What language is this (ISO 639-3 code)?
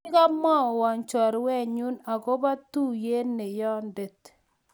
kln